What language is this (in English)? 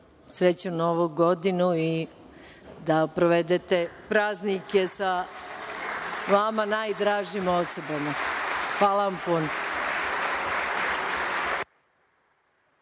Serbian